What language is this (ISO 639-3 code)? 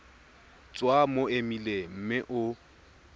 tsn